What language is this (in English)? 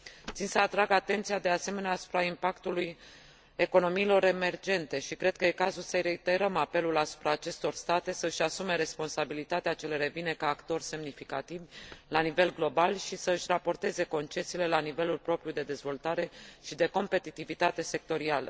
Romanian